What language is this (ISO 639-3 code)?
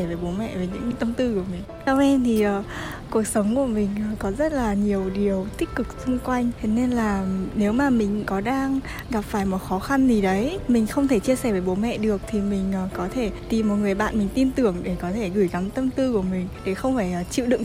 vie